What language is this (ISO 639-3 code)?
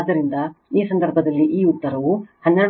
kan